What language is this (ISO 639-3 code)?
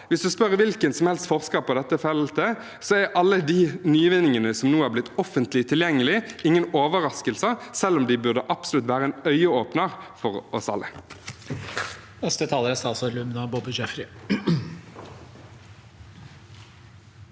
nor